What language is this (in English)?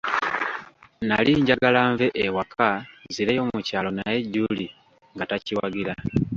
Ganda